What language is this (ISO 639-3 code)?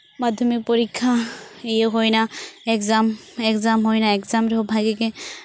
sat